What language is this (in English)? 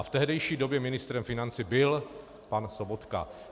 Czech